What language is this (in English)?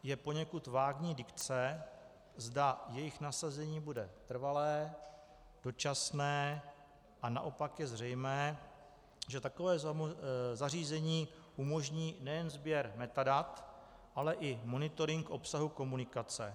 Czech